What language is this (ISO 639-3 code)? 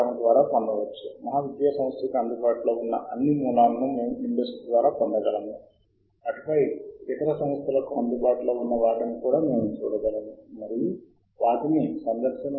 tel